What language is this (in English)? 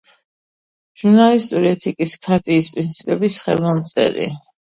Georgian